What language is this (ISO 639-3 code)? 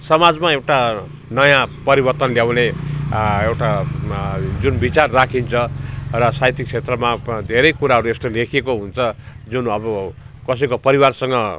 nep